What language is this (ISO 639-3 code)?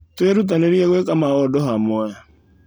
kik